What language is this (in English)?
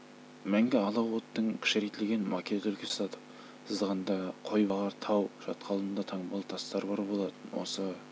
Kazakh